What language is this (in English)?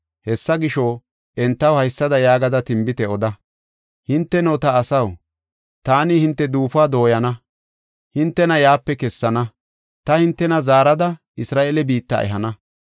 Gofa